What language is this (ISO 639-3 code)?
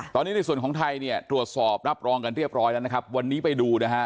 tha